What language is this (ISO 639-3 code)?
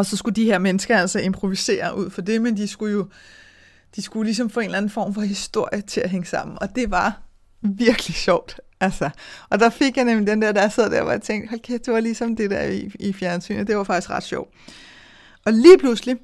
dan